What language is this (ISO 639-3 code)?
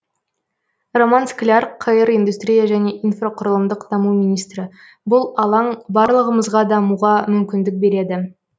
kaz